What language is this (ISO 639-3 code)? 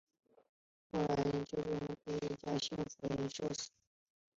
zho